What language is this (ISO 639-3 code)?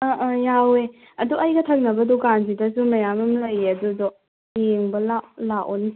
mni